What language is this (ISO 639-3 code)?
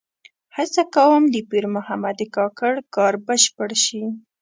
pus